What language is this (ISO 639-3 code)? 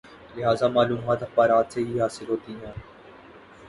urd